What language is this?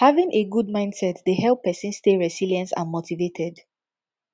Nigerian Pidgin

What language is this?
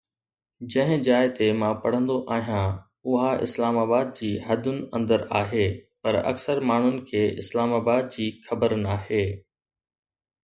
Sindhi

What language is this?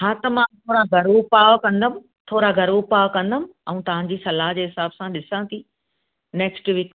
Sindhi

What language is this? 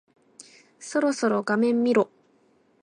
Japanese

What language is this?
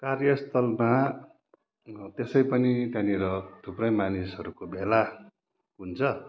Nepali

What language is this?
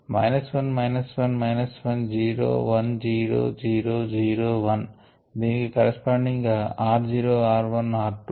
Telugu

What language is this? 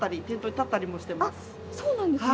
Japanese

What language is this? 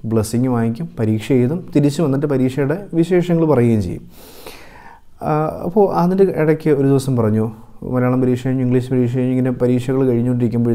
Turkish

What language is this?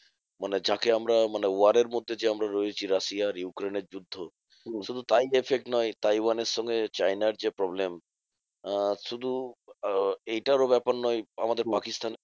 Bangla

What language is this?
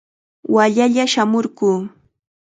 Chiquián Ancash Quechua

